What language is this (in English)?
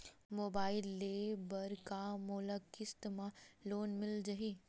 Chhattisgarhi